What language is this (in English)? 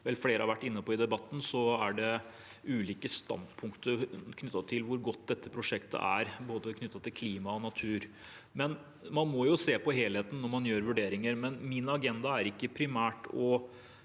Norwegian